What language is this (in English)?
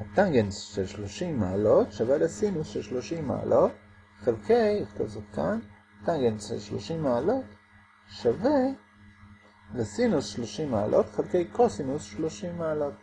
Hebrew